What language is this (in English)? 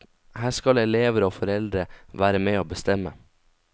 Norwegian